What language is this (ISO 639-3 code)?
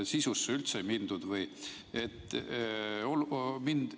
est